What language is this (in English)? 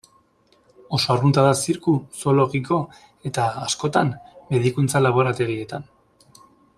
Basque